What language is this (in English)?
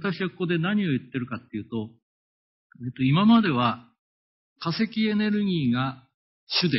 Japanese